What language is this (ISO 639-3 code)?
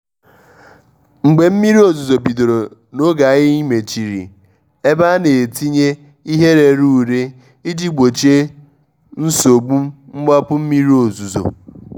ibo